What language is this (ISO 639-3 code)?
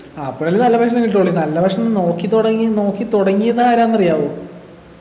mal